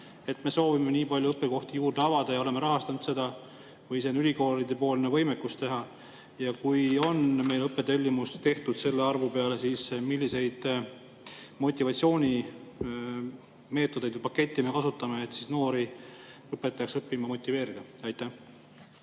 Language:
Estonian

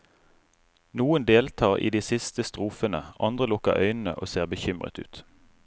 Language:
Norwegian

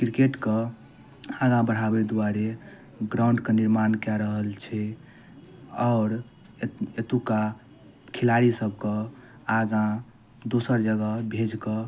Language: Maithili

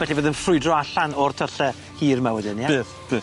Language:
Welsh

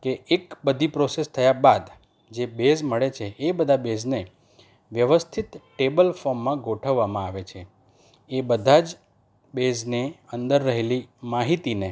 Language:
Gujarati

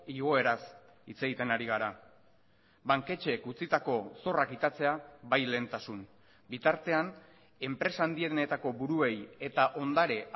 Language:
Basque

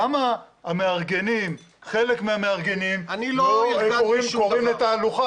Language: Hebrew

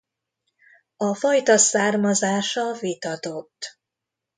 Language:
Hungarian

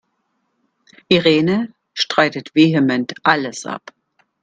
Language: German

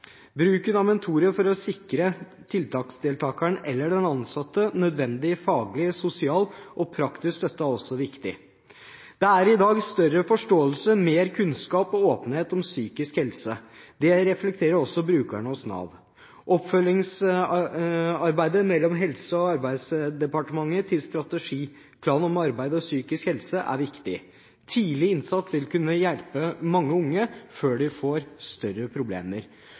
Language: Norwegian Bokmål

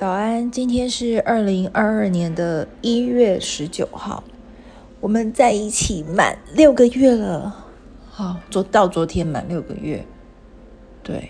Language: Chinese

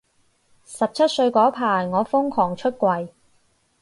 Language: Cantonese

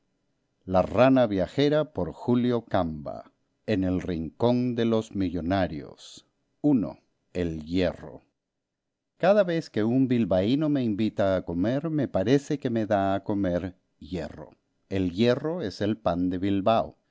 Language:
Spanish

